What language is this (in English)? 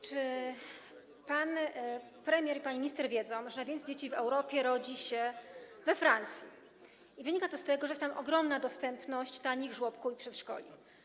Polish